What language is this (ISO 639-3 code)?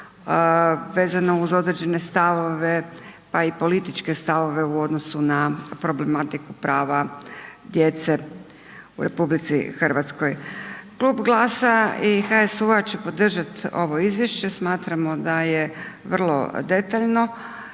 hrv